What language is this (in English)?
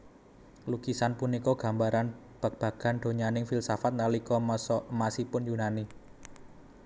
Javanese